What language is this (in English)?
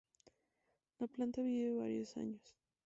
Spanish